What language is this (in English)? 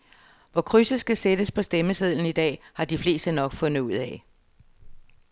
Danish